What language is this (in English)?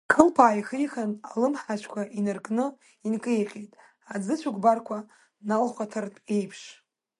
Abkhazian